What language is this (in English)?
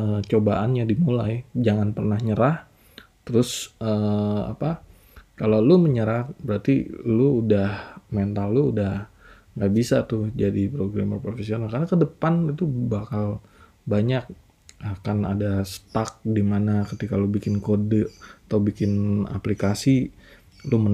Indonesian